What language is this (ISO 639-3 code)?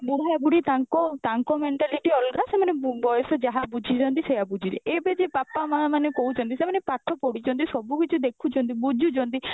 ori